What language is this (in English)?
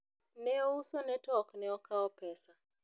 Luo (Kenya and Tanzania)